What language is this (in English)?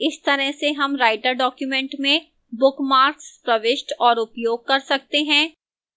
Hindi